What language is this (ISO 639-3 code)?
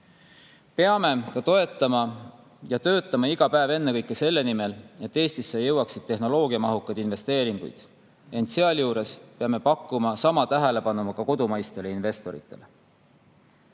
est